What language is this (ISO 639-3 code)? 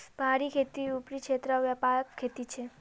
mag